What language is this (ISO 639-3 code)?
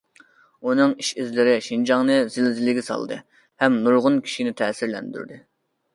uig